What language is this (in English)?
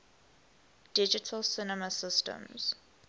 English